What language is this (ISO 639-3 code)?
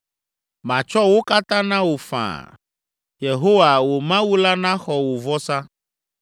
ewe